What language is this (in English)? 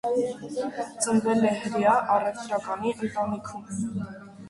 Armenian